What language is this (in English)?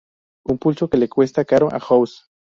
Spanish